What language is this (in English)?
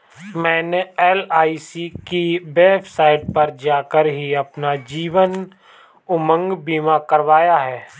Hindi